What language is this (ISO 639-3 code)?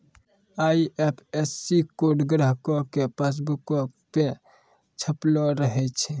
mai